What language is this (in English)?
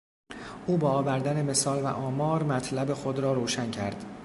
Persian